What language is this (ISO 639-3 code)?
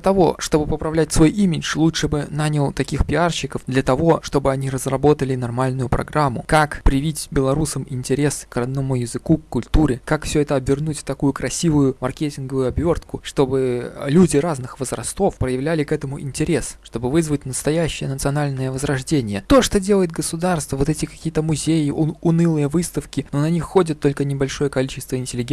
rus